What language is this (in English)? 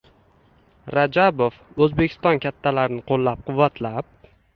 Uzbek